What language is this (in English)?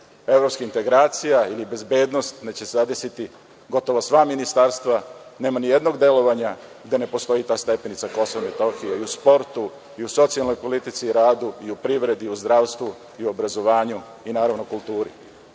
Serbian